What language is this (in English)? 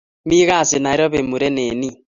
Kalenjin